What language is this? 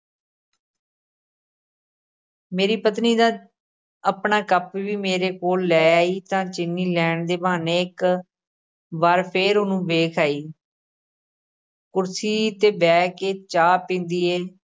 Punjabi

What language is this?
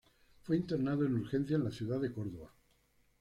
Spanish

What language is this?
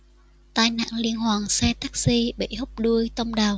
Vietnamese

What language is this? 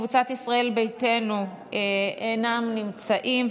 Hebrew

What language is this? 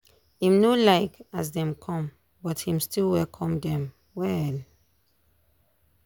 Nigerian Pidgin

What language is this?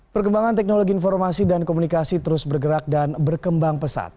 Indonesian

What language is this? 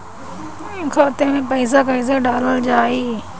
Bhojpuri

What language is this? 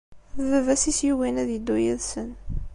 Kabyle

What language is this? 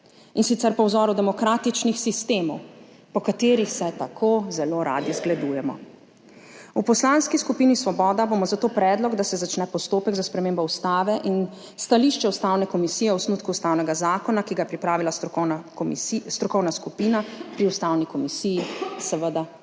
Slovenian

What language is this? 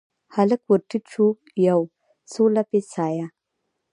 Pashto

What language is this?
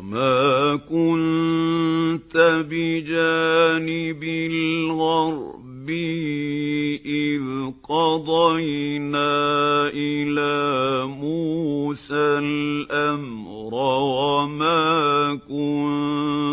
Arabic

